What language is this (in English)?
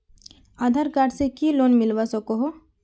Magahi